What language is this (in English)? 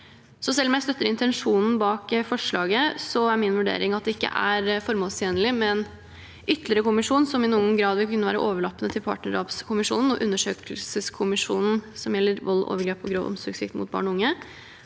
Norwegian